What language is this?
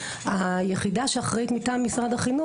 Hebrew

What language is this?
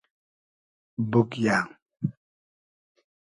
Hazaragi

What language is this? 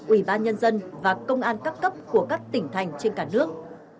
Vietnamese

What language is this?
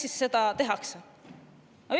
Estonian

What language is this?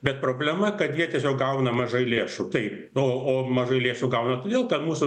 Lithuanian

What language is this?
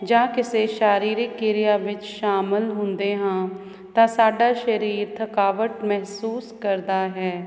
Punjabi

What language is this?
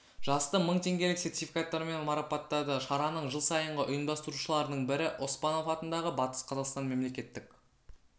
Kazakh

